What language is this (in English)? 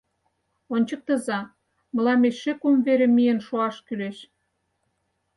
Mari